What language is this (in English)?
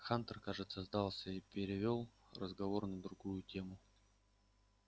Russian